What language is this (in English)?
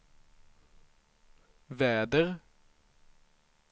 Swedish